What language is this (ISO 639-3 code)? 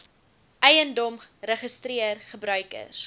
afr